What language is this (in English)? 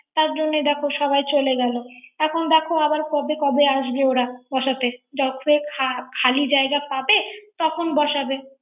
Bangla